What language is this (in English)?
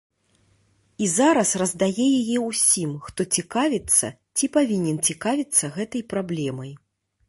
Belarusian